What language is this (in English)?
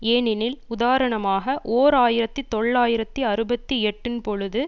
Tamil